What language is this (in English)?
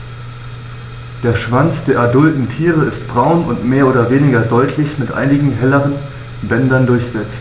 German